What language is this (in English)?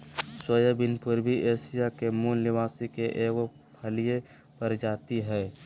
Magahi